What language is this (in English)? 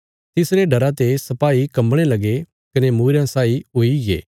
Bilaspuri